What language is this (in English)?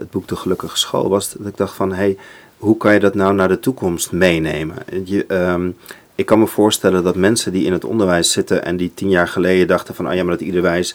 Dutch